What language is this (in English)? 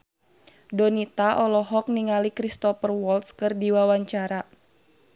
Sundanese